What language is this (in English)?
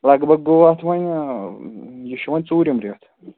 Kashmiri